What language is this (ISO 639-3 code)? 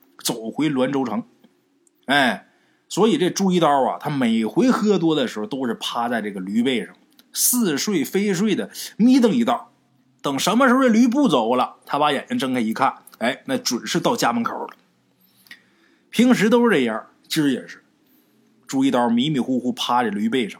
zho